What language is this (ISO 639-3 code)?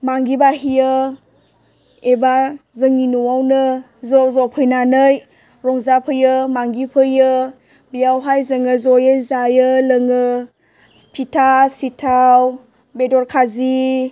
brx